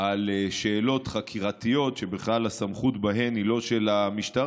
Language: Hebrew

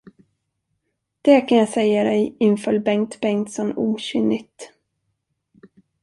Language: Swedish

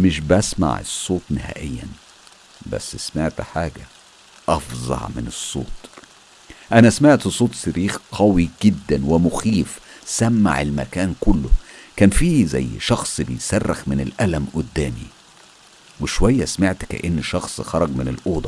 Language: Arabic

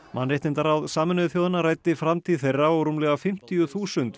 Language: Icelandic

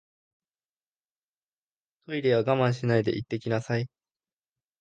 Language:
Japanese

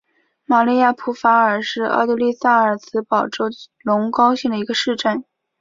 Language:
Chinese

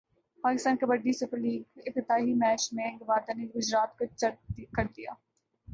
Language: Urdu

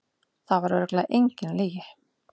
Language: Icelandic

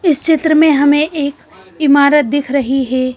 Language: Hindi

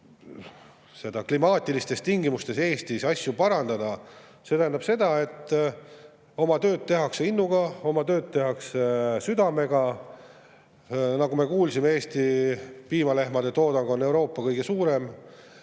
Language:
Estonian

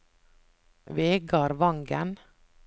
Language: Norwegian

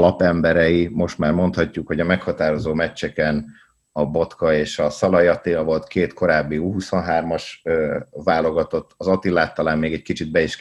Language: Hungarian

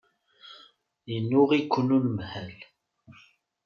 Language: Kabyle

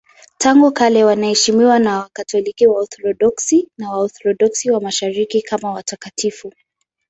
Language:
Swahili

